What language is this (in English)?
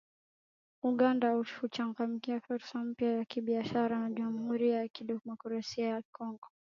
Swahili